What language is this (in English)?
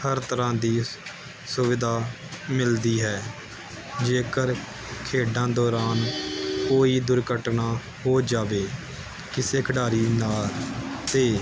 Punjabi